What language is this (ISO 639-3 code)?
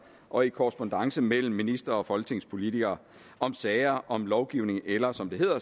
dan